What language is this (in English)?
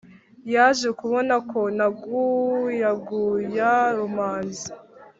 Kinyarwanda